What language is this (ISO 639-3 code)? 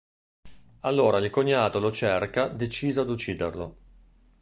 ita